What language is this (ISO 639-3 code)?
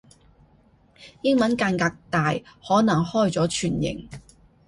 yue